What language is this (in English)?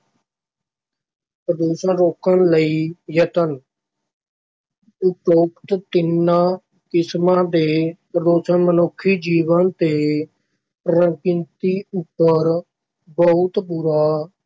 Punjabi